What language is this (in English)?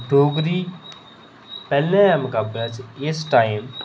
Dogri